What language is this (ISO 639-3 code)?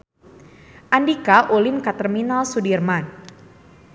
sun